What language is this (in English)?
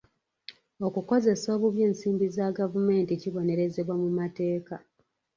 Ganda